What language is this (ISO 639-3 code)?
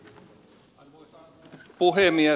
fin